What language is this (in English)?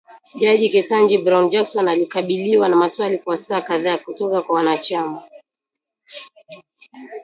Swahili